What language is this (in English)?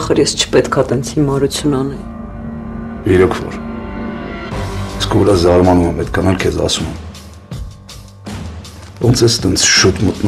Romanian